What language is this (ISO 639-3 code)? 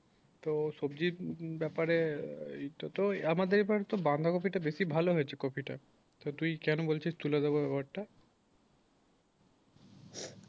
ben